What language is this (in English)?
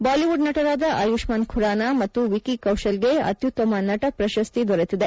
Kannada